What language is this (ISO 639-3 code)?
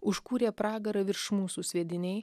lit